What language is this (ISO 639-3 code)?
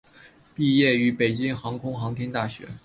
zho